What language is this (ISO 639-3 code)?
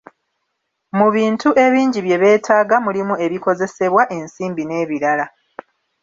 lug